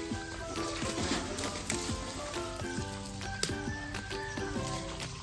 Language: Thai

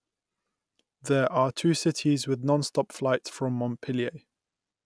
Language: English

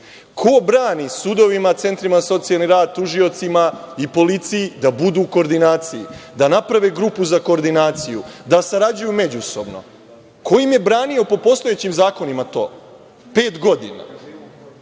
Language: Serbian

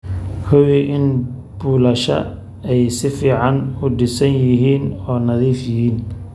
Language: Somali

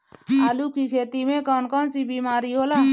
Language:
Bhojpuri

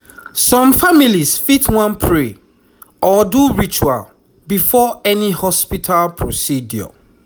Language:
Nigerian Pidgin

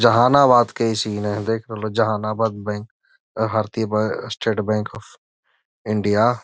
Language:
Magahi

